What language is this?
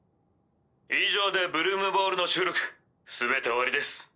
Japanese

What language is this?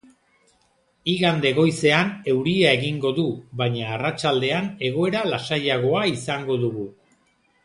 Basque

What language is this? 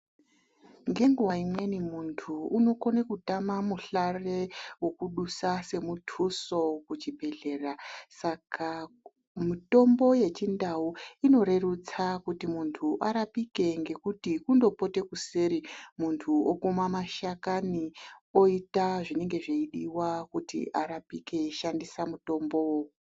Ndau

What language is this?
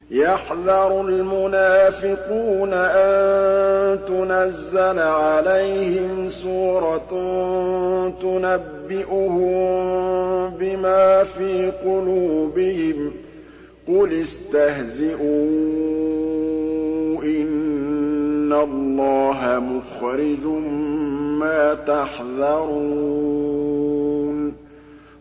Arabic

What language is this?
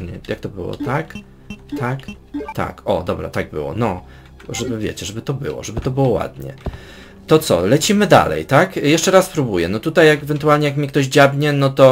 Polish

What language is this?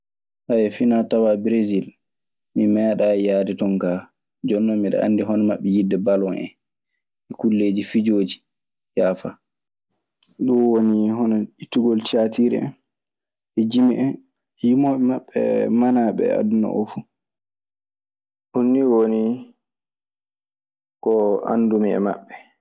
Maasina Fulfulde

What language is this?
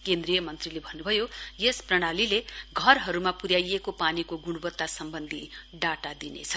Nepali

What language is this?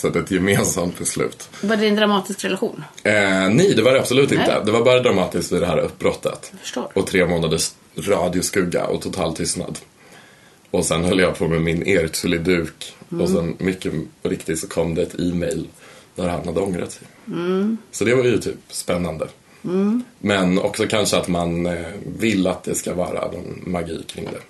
Swedish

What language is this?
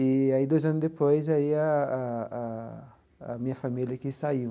Portuguese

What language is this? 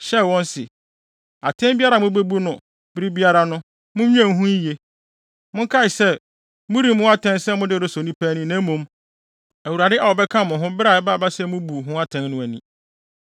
Akan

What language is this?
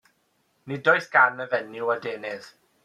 Welsh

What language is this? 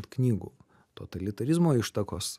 Lithuanian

